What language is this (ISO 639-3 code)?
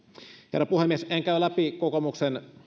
fin